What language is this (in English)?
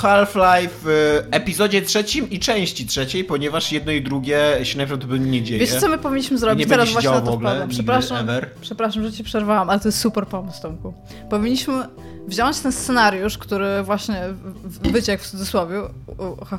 Polish